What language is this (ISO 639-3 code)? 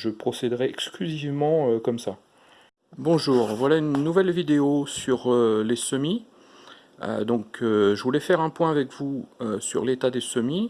fra